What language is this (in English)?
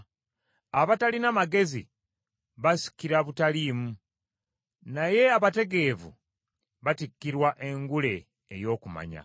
Ganda